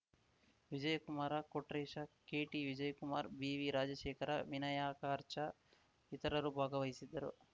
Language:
Kannada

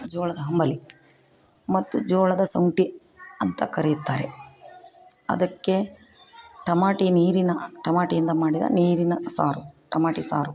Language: Kannada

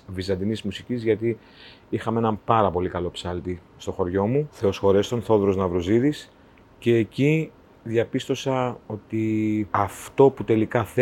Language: Greek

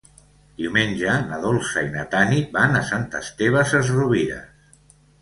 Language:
Catalan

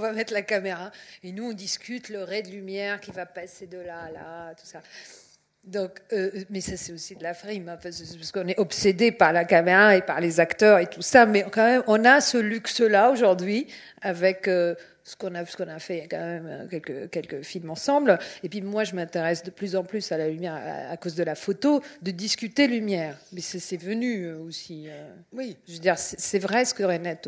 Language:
French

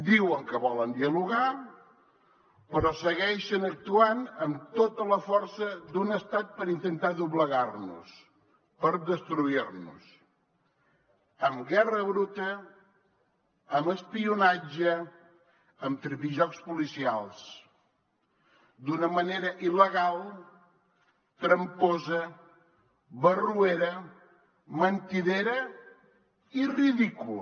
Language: Catalan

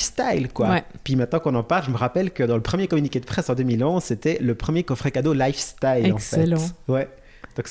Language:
French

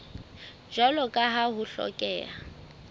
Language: Southern Sotho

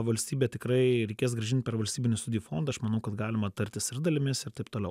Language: Lithuanian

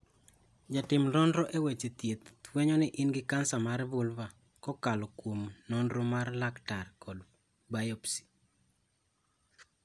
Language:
Luo (Kenya and Tanzania)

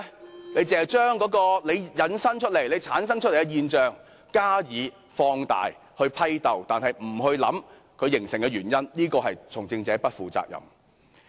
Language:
Cantonese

